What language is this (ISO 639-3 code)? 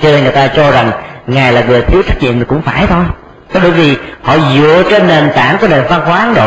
vie